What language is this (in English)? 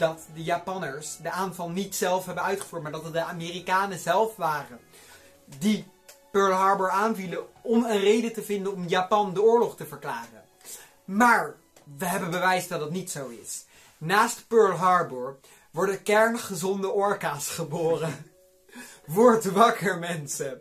Dutch